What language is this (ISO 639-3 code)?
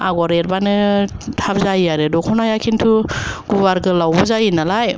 brx